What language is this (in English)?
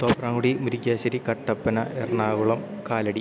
Malayalam